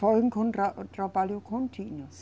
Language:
Portuguese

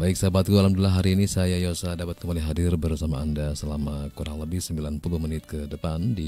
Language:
Indonesian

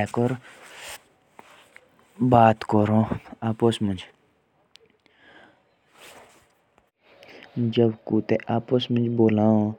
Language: Jaunsari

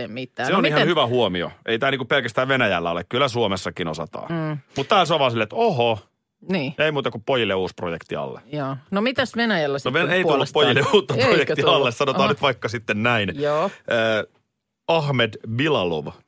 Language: Finnish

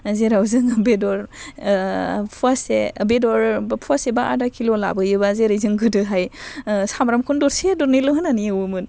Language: Bodo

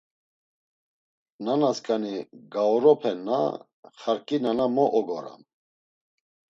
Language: Laz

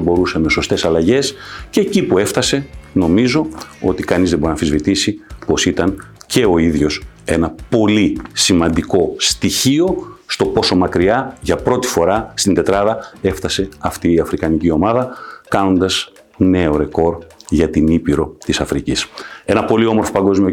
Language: Greek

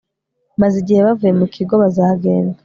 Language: Kinyarwanda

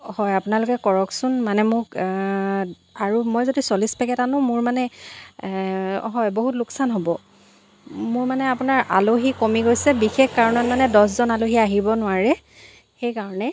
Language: Assamese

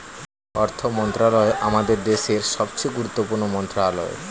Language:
Bangla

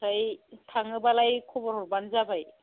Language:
Bodo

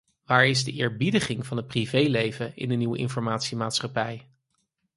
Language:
Dutch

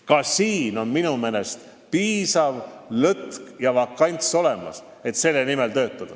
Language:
Estonian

